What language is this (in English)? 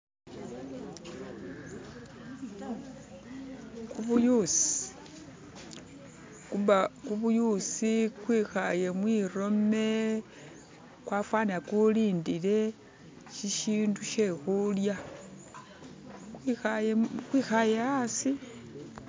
Masaaba